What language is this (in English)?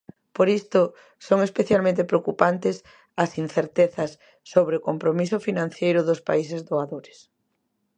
Galician